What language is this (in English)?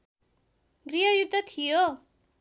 Nepali